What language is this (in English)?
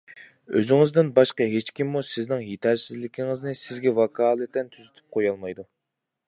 Uyghur